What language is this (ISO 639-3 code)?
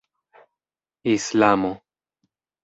epo